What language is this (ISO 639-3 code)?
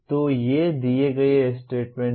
hin